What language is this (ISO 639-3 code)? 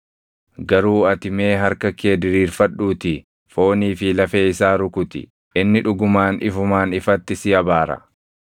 orm